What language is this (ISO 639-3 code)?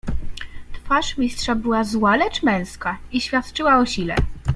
pol